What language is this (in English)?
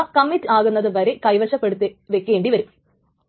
Malayalam